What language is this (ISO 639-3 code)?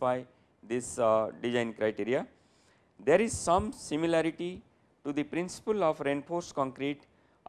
eng